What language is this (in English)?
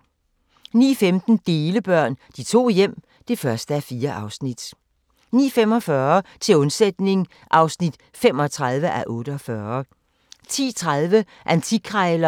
Danish